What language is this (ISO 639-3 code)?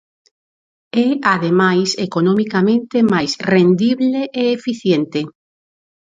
glg